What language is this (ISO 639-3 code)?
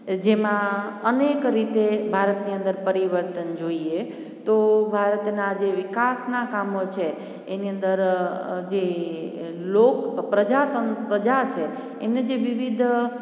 guj